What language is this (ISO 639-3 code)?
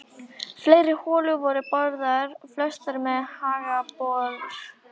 isl